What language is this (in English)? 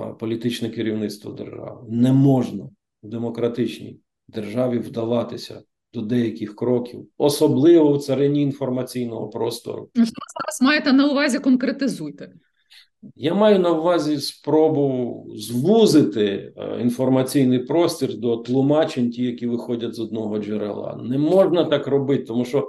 Ukrainian